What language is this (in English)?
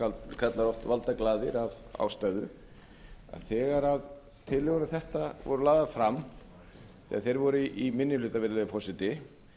Icelandic